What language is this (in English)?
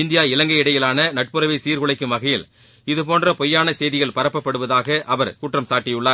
Tamil